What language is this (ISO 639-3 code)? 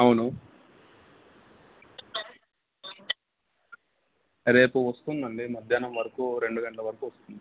tel